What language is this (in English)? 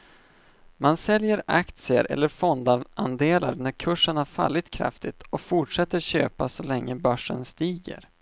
Swedish